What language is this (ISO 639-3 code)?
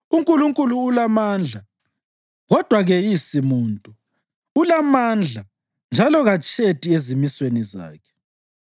nde